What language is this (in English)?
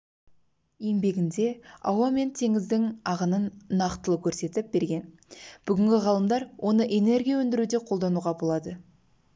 Kazakh